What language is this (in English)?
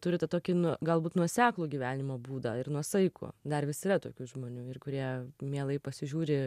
Lithuanian